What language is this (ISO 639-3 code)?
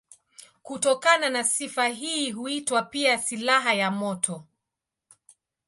swa